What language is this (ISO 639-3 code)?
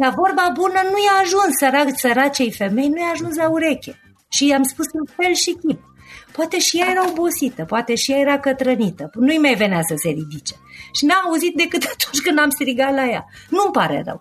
ron